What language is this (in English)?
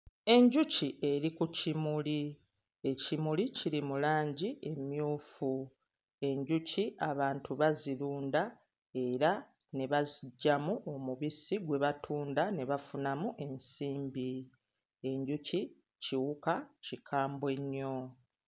Ganda